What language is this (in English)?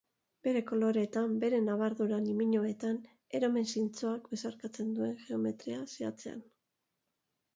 Basque